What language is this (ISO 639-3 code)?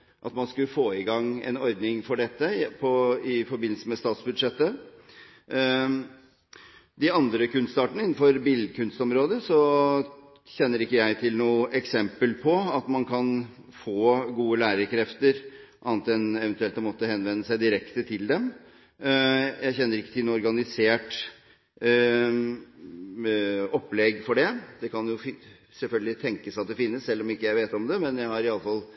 nob